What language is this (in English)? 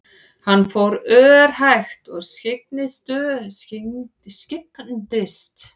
Icelandic